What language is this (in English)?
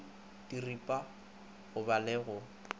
Northern Sotho